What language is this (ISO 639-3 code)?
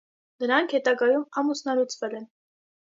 hye